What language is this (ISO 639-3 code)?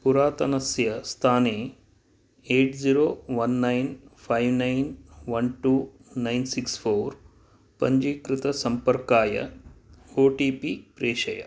san